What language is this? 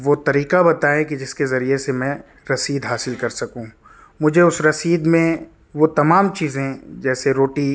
Urdu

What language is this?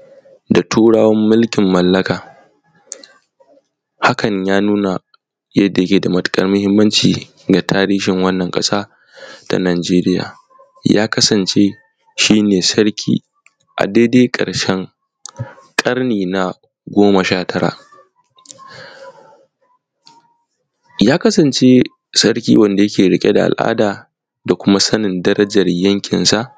Hausa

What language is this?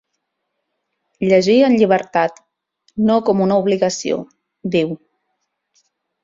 Catalan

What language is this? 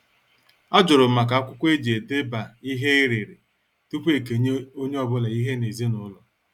Igbo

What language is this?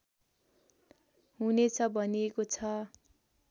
Nepali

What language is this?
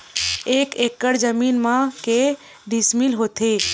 Chhattisgarhi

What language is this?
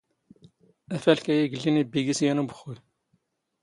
Standard Moroccan Tamazight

